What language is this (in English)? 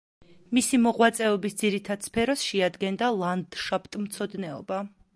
Georgian